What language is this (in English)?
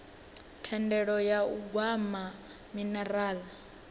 Venda